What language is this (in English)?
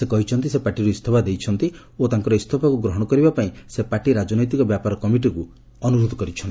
Odia